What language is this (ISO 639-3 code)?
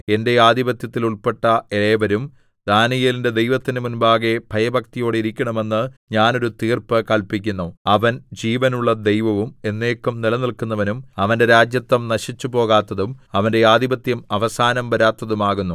mal